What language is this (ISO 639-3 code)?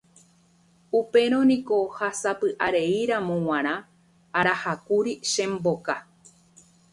grn